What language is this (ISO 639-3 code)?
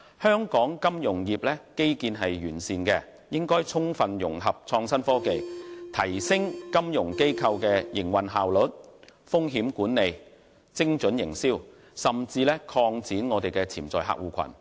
yue